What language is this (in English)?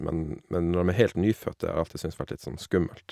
Norwegian